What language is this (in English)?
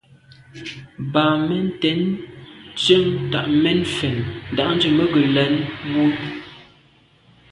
Medumba